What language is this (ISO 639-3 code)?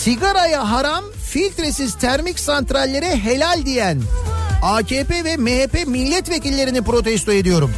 tur